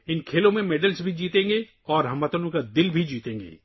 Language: Urdu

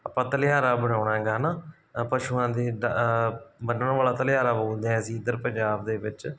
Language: Punjabi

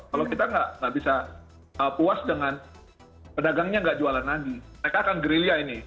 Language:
Indonesian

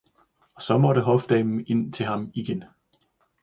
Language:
Danish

